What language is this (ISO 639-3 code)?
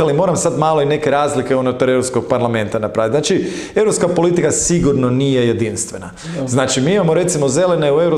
hrv